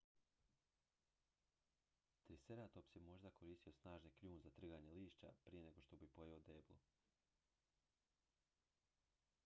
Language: Croatian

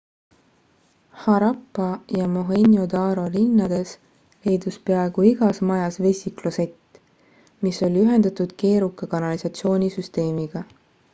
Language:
Estonian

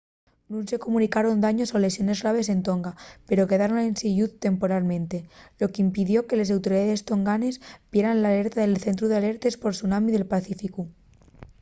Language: Asturian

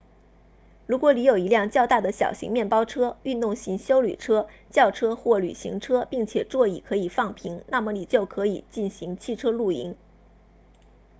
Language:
Chinese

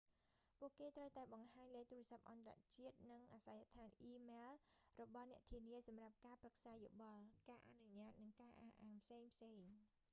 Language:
Khmer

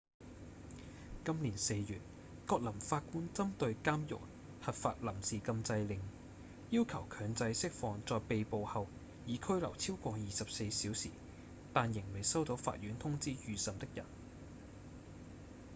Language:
Cantonese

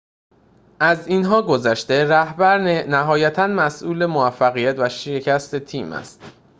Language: Persian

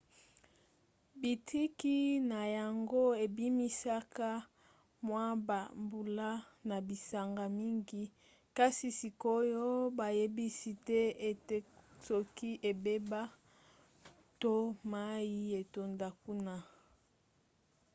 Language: Lingala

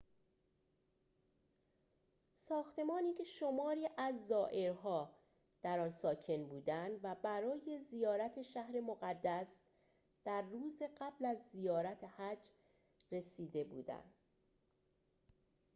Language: Persian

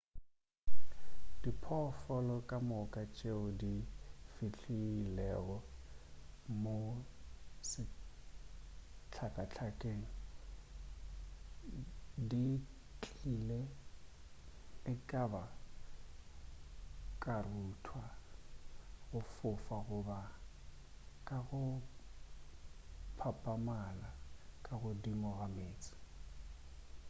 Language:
Northern Sotho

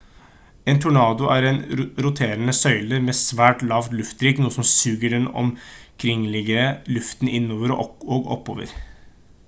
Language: Norwegian Bokmål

